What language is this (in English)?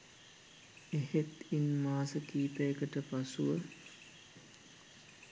Sinhala